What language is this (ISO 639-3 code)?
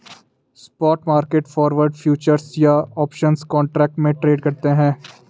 hin